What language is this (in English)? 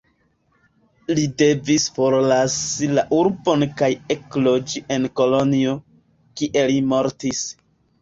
Esperanto